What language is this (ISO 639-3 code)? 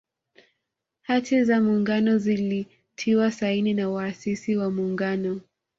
swa